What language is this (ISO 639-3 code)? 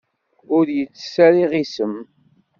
kab